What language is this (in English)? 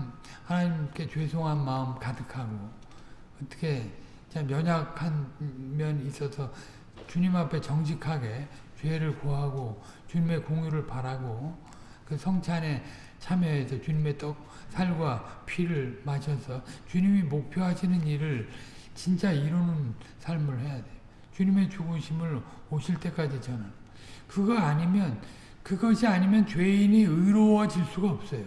Korean